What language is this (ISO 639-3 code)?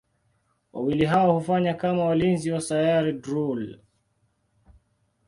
swa